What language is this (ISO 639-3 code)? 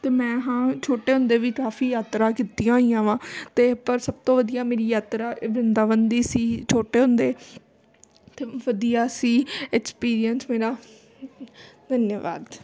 pan